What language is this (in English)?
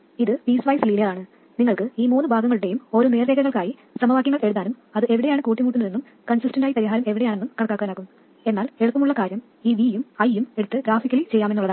Malayalam